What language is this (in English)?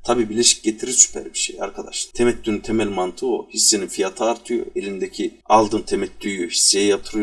Turkish